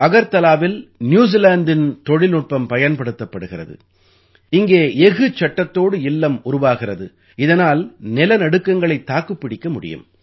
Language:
Tamil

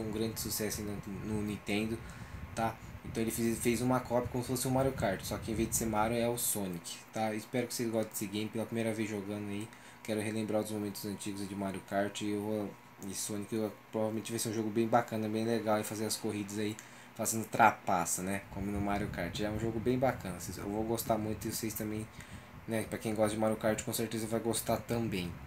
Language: Portuguese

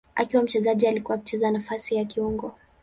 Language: Swahili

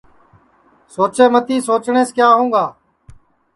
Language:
Sansi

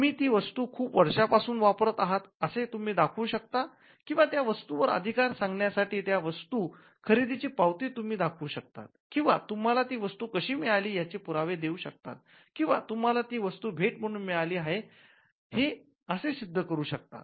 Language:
Marathi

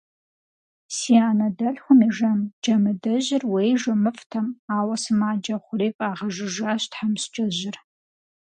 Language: Kabardian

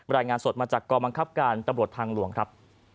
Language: Thai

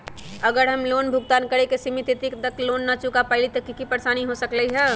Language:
Magahi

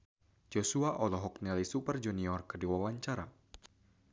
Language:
Sundanese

